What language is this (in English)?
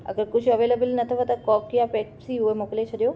Sindhi